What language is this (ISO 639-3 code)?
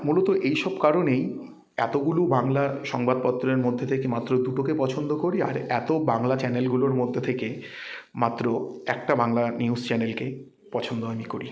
ben